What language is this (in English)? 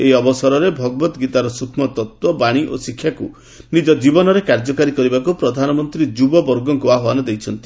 Odia